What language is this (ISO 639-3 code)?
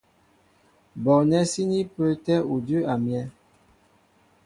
mbo